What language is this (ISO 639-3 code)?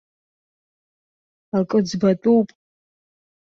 abk